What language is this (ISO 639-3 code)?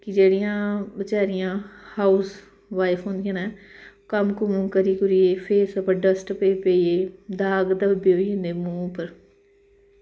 doi